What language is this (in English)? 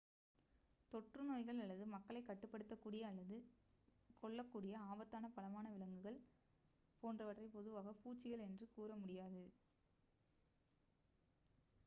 Tamil